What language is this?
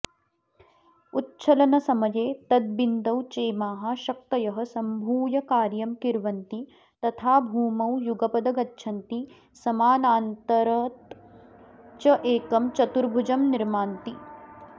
Sanskrit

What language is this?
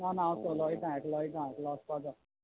Konkani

